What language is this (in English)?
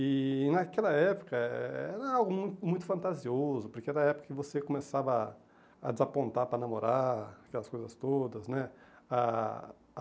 Portuguese